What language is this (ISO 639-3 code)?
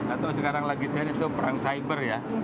ind